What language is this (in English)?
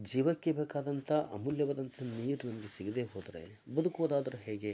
Kannada